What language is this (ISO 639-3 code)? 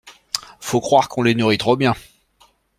fra